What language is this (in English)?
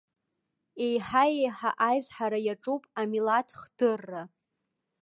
Abkhazian